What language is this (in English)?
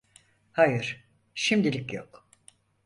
Turkish